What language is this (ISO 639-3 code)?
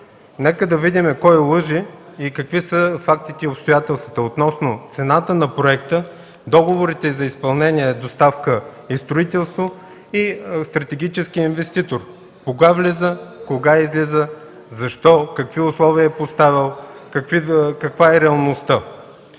bul